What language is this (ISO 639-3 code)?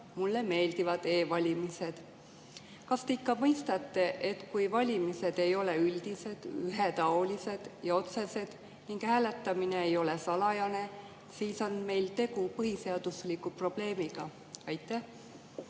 est